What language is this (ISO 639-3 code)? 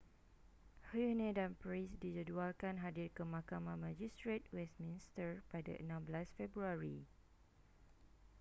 msa